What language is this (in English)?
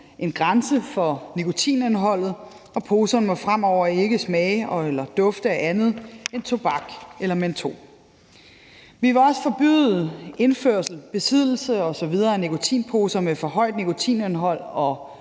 Danish